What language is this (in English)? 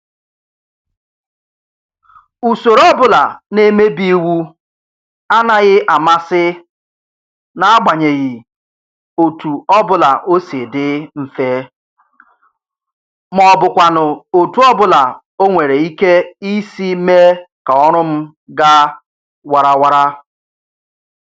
Igbo